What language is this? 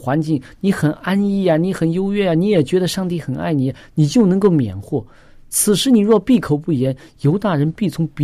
Chinese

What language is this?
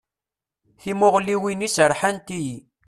Kabyle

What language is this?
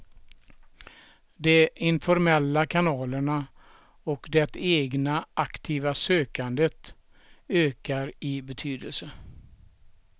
Swedish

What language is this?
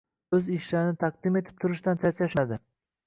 Uzbek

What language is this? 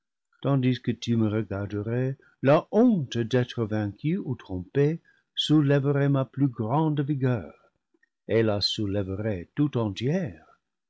French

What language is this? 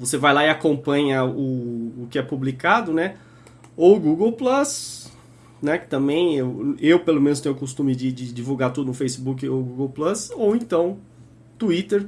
Portuguese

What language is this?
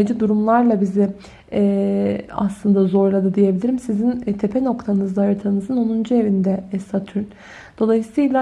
Turkish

